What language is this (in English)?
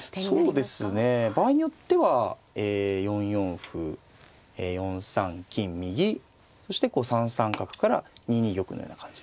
Japanese